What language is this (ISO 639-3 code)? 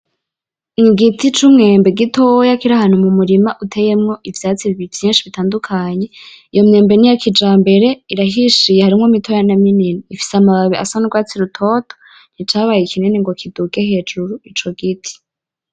run